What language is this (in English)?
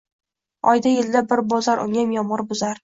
Uzbek